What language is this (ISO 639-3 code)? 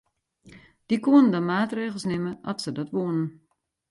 fry